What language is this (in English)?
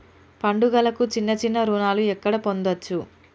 Telugu